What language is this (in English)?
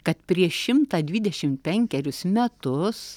Lithuanian